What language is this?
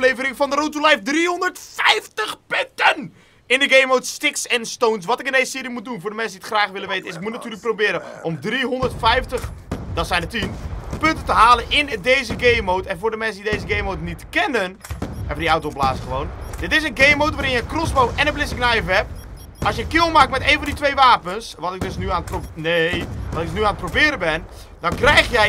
Dutch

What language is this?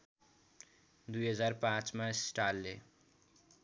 Nepali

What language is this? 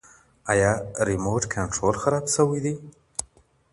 Pashto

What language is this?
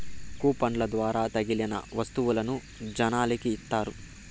Telugu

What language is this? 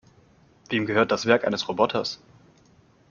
German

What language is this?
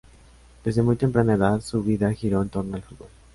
Spanish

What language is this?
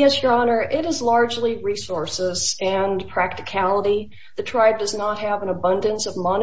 English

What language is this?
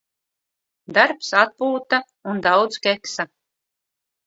Latvian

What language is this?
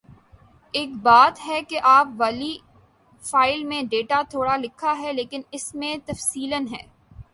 Urdu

